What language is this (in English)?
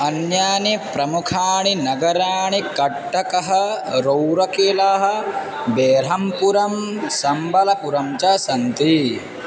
Sanskrit